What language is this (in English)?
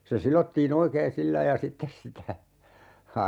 Finnish